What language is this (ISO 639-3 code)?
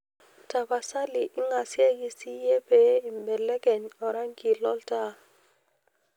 mas